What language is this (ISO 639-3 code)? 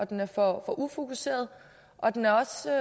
dan